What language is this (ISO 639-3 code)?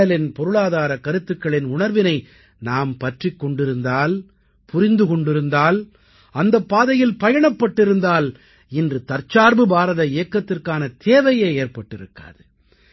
tam